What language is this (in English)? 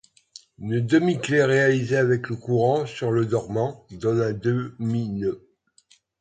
French